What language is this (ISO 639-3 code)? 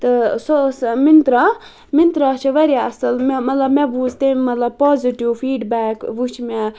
kas